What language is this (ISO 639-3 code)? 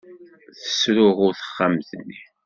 kab